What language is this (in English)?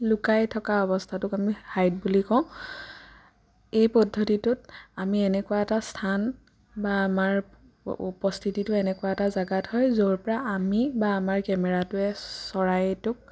Assamese